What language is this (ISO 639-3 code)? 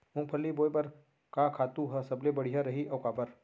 hne